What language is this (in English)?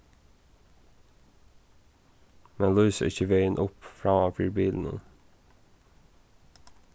Faroese